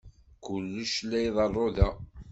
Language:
Kabyle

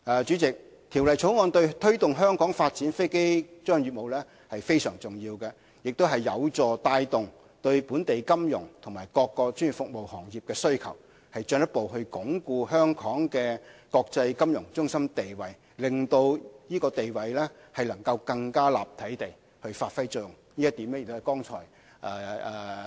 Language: Cantonese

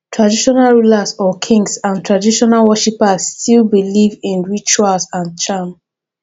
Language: Nigerian Pidgin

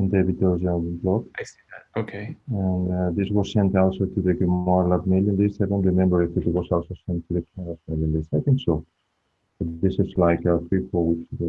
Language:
English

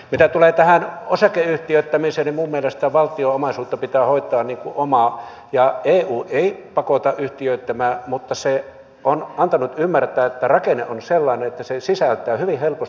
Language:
Finnish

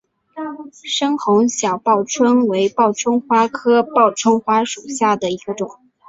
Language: Chinese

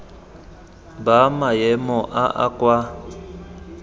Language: Tswana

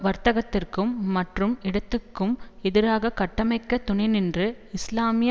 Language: Tamil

